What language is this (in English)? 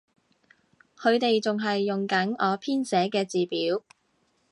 Cantonese